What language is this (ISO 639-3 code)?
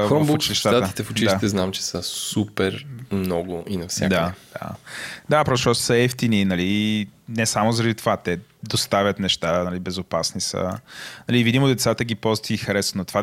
bul